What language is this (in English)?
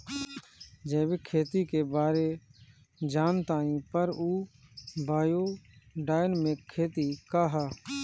Bhojpuri